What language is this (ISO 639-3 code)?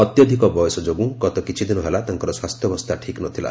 ori